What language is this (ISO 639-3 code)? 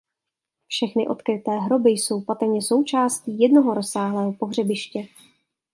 ces